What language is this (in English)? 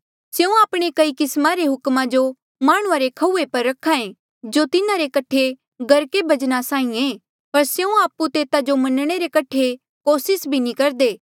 Mandeali